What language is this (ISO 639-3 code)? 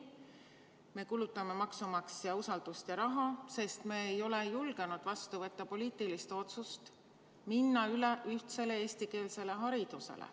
est